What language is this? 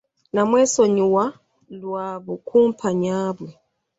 Ganda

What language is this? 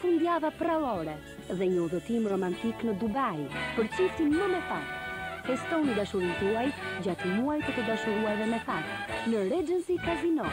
Romanian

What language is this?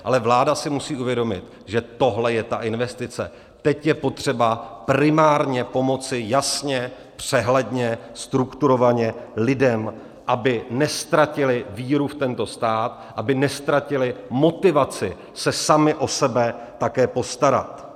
Czech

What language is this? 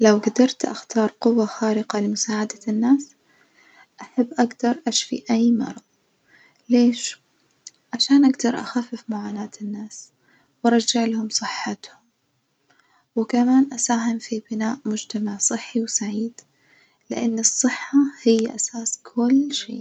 Najdi Arabic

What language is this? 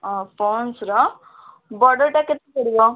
Odia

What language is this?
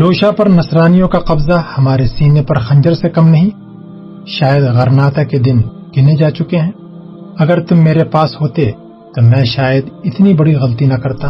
Urdu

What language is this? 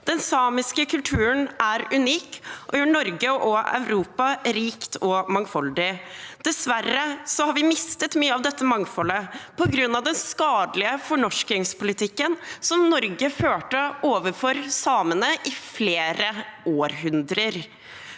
Norwegian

